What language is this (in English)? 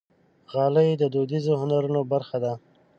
Pashto